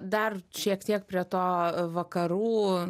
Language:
Lithuanian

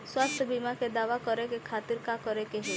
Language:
Bhojpuri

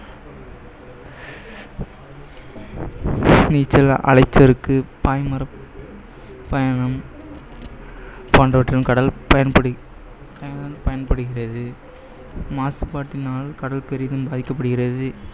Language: Tamil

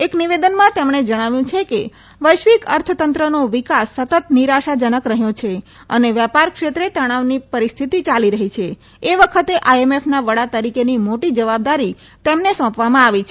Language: Gujarati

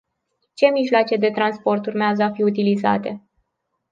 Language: Romanian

